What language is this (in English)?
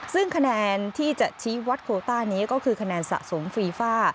Thai